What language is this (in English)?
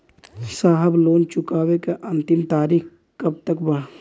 Bhojpuri